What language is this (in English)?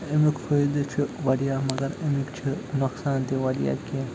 Kashmiri